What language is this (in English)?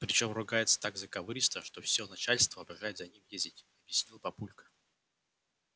Russian